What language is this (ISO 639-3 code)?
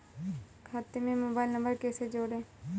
hin